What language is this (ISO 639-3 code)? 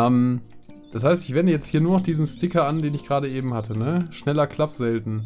deu